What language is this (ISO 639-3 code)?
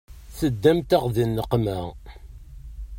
kab